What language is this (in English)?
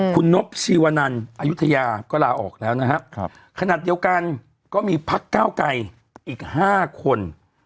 Thai